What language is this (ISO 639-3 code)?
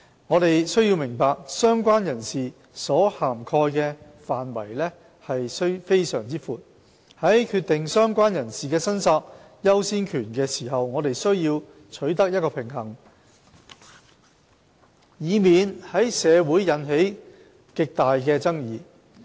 yue